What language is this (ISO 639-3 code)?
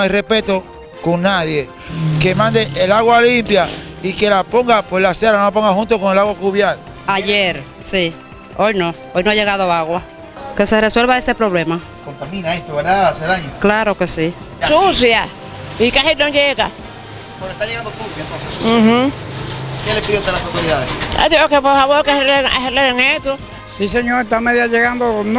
spa